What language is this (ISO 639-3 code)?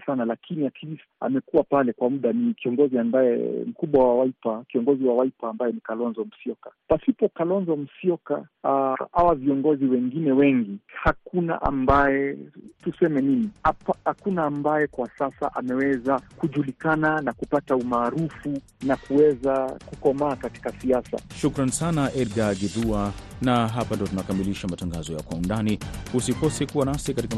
swa